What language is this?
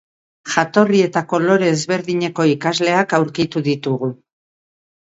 Basque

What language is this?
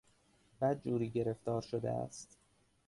Persian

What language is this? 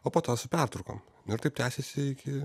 Lithuanian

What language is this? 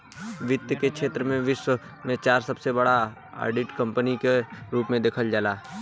Bhojpuri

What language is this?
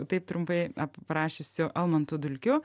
Lithuanian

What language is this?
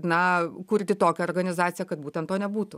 Lithuanian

